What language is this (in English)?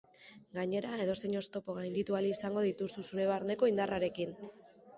Basque